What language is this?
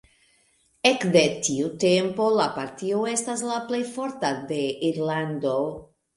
Esperanto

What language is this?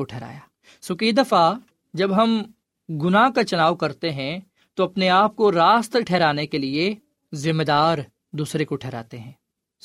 Urdu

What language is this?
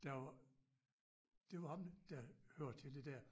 Danish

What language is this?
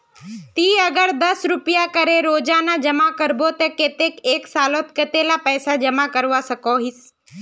Magahi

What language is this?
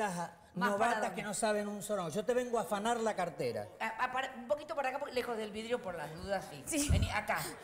Spanish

